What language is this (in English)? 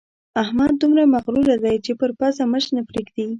Pashto